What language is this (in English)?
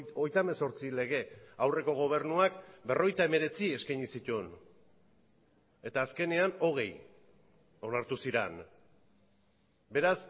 Basque